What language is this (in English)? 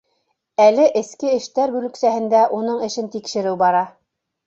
Bashkir